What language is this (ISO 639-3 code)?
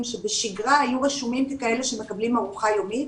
heb